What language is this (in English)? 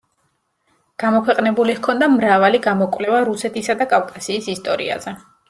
Georgian